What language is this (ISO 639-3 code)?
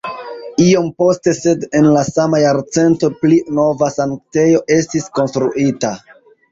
epo